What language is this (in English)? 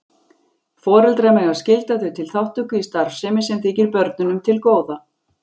Icelandic